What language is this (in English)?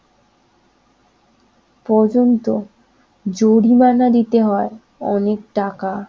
Bangla